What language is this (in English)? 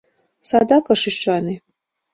Mari